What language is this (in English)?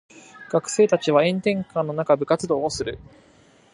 Japanese